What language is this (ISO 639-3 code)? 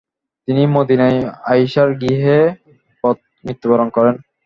ben